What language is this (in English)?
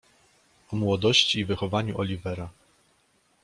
Polish